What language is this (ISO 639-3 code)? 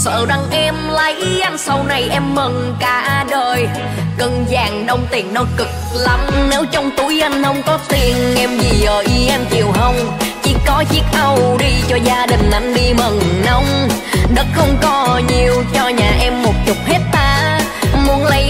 vie